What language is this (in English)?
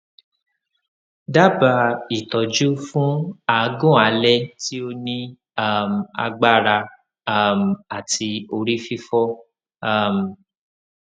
Yoruba